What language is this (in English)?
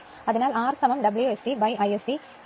Malayalam